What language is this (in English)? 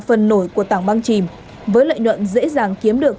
Vietnamese